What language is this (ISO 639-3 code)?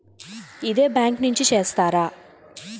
tel